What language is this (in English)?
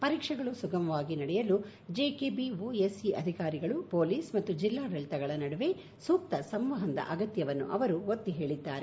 Kannada